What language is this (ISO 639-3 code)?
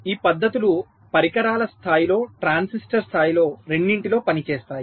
tel